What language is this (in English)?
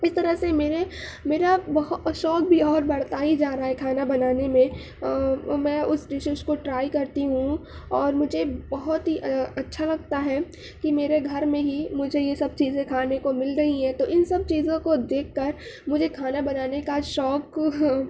Urdu